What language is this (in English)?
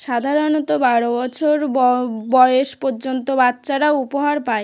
Bangla